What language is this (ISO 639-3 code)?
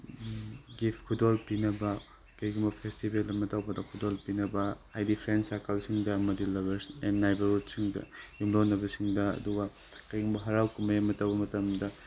mni